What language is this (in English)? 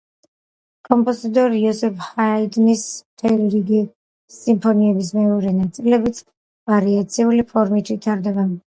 Georgian